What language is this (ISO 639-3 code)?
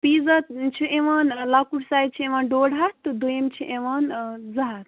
kas